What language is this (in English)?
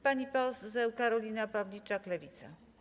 Polish